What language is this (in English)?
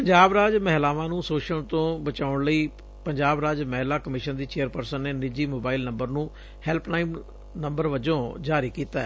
Punjabi